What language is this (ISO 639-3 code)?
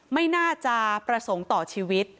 tha